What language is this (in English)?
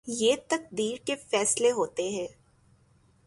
Urdu